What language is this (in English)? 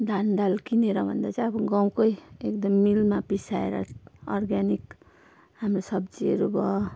Nepali